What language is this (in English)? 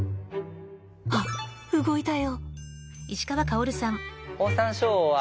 Japanese